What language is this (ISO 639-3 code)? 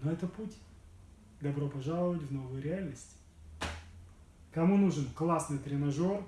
rus